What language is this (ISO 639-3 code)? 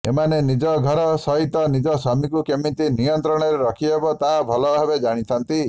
ori